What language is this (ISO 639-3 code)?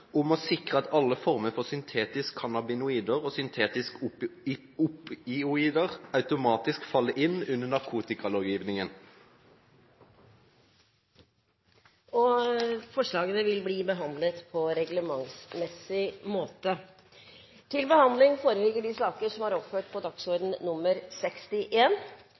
nob